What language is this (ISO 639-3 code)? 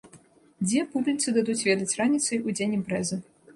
bel